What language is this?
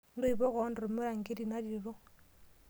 Masai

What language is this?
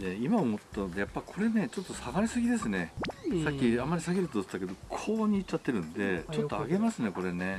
Japanese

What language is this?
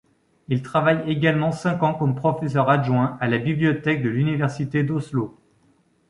French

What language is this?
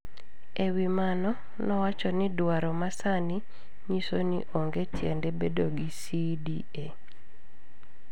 Luo (Kenya and Tanzania)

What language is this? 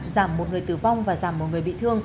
Vietnamese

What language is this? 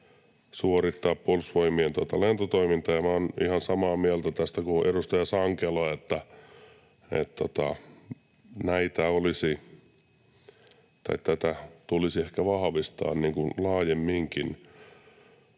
Finnish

